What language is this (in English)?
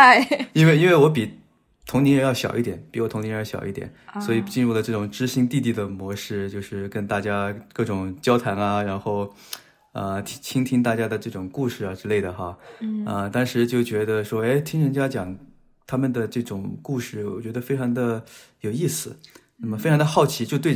Chinese